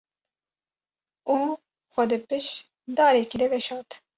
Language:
Kurdish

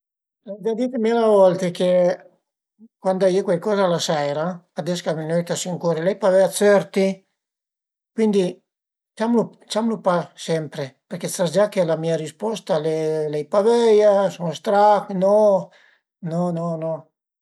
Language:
Piedmontese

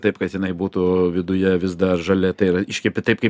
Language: Lithuanian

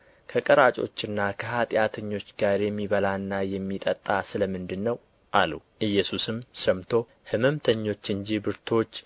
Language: Amharic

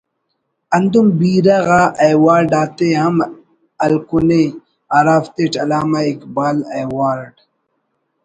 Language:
Brahui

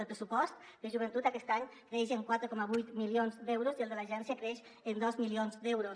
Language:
Catalan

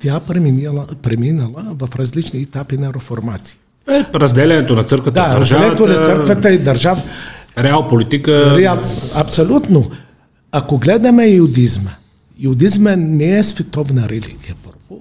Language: Bulgarian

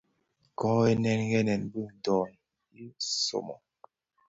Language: Bafia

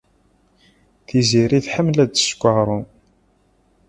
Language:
Kabyle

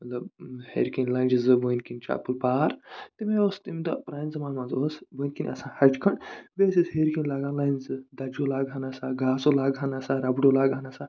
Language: Kashmiri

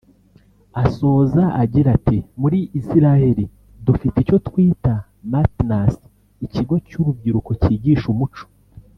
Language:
Kinyarwanda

